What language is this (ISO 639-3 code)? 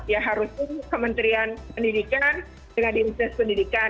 ind